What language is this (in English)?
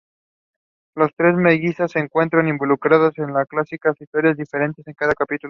Spanish